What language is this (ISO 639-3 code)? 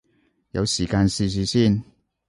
yue